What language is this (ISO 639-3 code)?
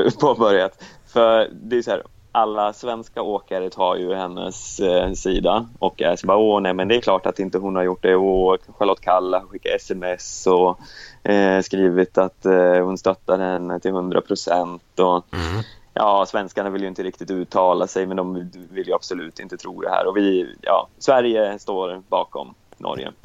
swe